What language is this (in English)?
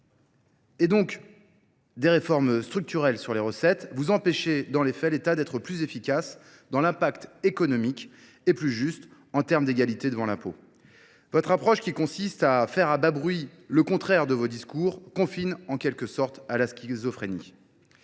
French